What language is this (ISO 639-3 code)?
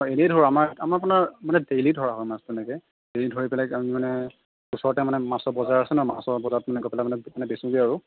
asm